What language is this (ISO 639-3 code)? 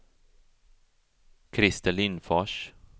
swe